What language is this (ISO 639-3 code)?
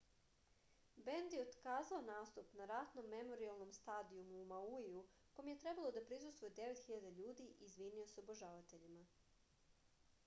srp